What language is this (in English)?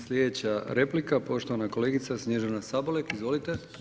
Croatian